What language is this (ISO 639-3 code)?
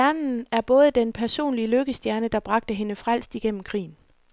dan